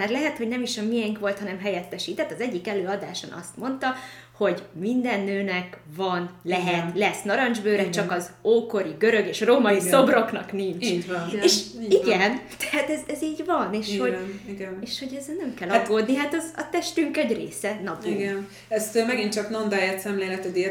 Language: Hungarian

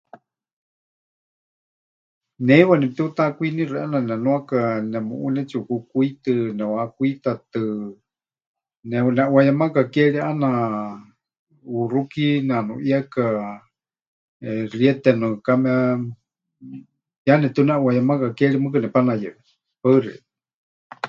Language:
Huichol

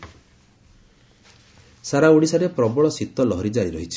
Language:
Odia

